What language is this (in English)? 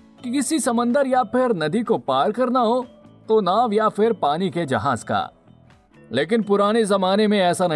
Hindi